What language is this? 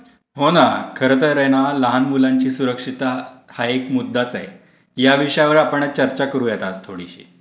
Marathi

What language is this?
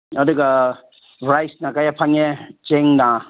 Manipuri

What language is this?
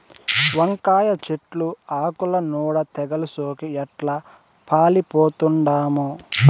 Telugu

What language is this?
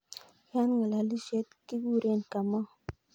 Kalenjin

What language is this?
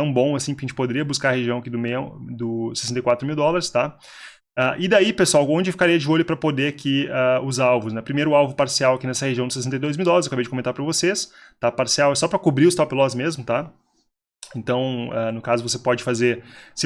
Portuguese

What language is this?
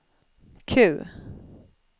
Swedish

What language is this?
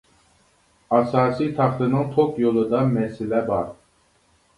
Uyghur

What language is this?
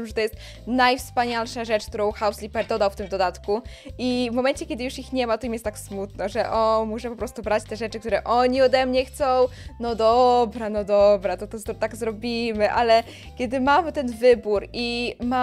Polish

